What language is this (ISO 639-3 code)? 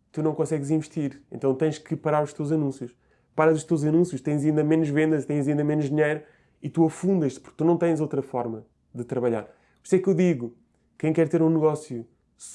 por